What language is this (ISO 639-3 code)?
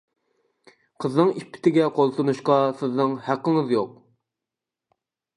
uig